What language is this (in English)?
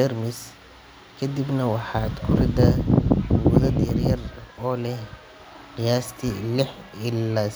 Somali